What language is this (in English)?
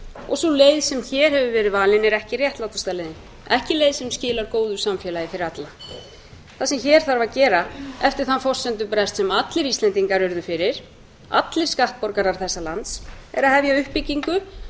Icelandic